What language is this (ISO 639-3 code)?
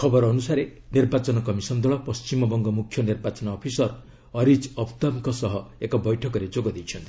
ori